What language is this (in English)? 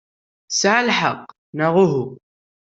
Kabyle